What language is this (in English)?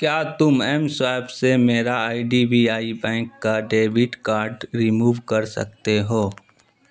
Urdu